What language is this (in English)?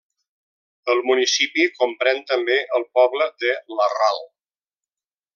Catalan